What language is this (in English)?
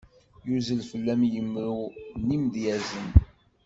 Kabyle